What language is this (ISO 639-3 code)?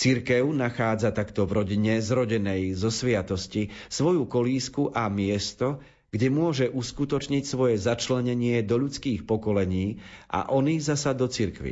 slk